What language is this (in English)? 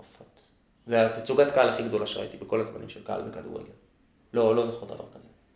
Hebrew